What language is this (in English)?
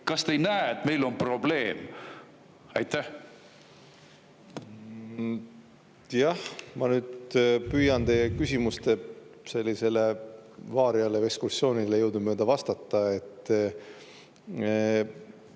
Estonian